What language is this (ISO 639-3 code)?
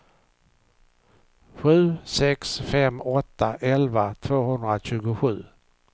swe